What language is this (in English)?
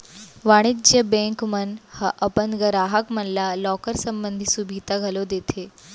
Chhattisgarhi